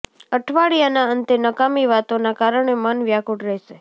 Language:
Gujarati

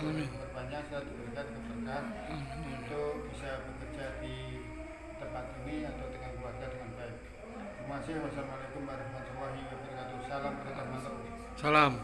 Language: Indonesian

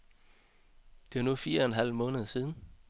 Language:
Danish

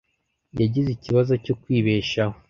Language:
Kinyarwanda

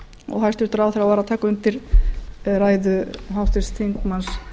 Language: Icelandic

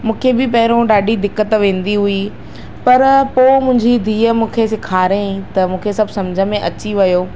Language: Sindhi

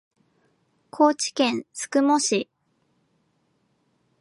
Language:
Japanese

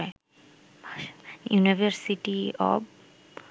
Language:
Bangla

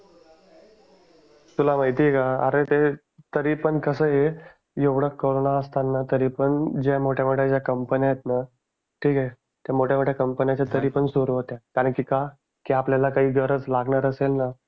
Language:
Marathi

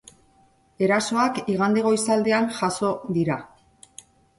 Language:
Basque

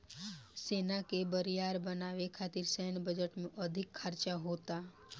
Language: Bhojpuri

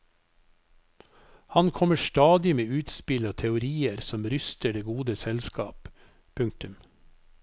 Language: Norwegian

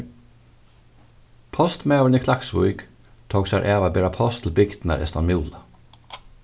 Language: Faroese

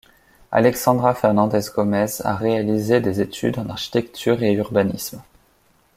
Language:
French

